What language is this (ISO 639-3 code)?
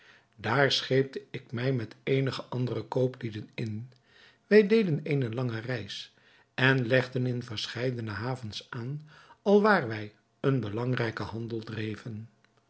nld